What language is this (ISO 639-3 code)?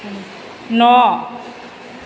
brx